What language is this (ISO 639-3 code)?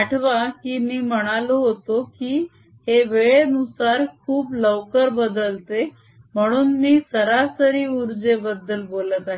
mar